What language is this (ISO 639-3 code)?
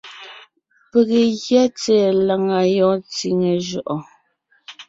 nnh